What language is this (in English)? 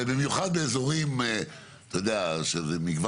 Hebrew